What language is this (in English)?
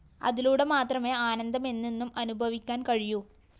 Malayalam